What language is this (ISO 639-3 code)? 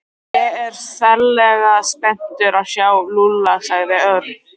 isl